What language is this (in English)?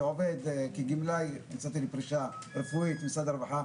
Hebrew